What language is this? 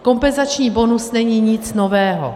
Czech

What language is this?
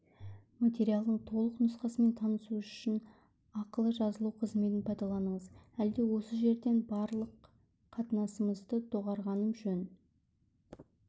Kazakh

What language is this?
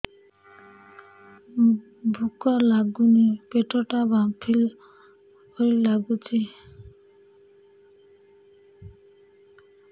Odia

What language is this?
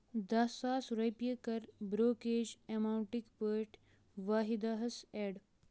Kashmiri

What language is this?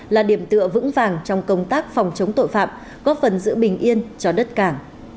Vietnamese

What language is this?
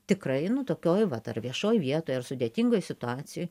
Lithuanian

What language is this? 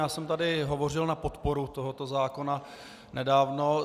Czech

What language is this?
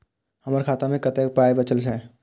Maithili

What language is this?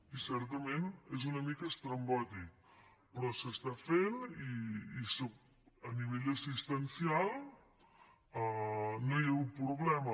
Catalan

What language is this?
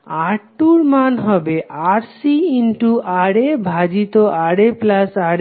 Bangla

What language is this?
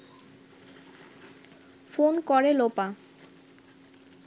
Bangla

